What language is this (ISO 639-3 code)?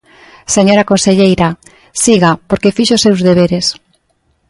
glg